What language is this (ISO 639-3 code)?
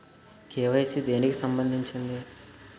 tel